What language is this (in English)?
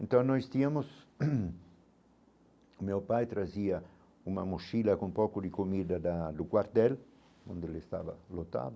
Portuguese